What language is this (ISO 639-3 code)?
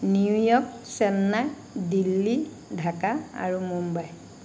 asm